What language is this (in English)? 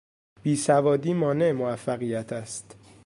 Persian